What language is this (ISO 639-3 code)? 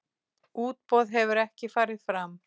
isl